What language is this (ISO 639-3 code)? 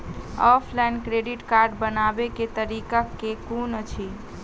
mai